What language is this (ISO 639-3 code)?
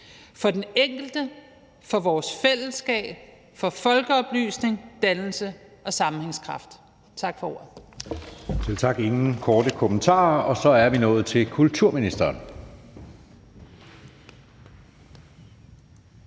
dan